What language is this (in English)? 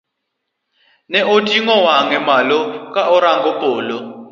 Luo (Kenya and Tanzania)